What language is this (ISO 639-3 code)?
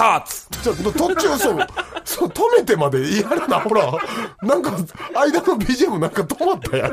jpn